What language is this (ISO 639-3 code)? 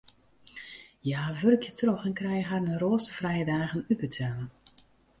fry